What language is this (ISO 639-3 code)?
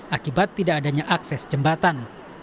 ind